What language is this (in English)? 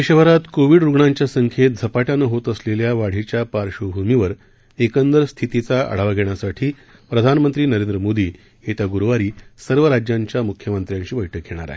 Marathi